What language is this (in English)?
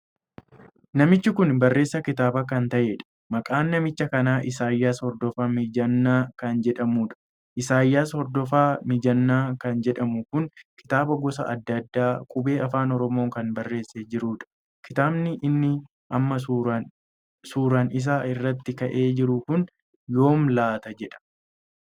Oromo